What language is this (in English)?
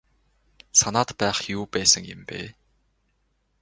Mongolian